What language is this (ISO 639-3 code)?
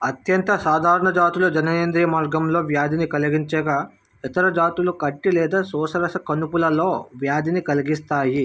tel